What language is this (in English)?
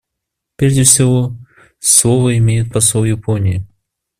Russian